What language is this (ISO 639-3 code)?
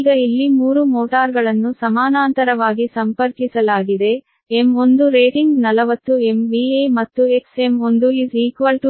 kan